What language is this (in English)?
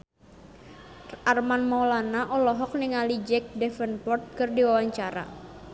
Sundanese